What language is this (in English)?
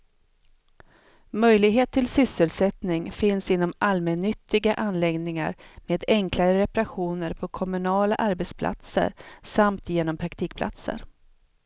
Swedish